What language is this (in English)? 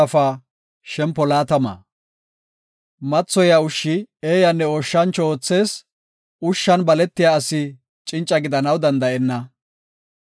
Gofa